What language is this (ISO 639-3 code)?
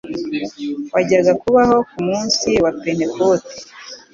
kin